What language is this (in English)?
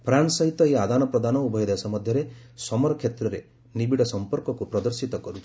Odia